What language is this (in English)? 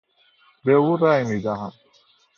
Persian